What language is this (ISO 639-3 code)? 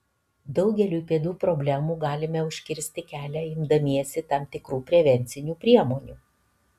lit